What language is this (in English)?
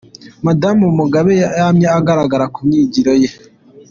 Kinyarwanda